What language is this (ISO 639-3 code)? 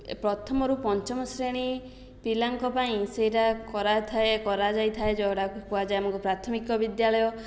ori